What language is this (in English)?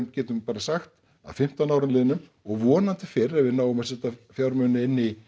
Icelandic